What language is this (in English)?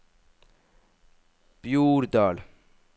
Norwegian